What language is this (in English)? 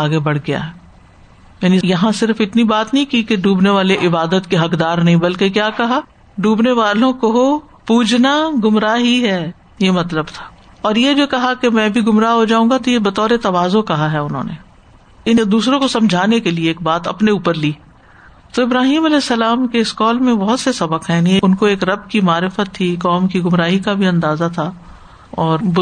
Urdu